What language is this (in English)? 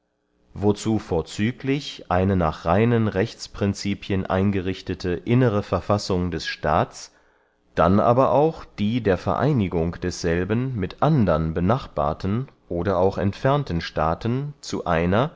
German